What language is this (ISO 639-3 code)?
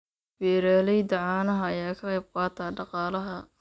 som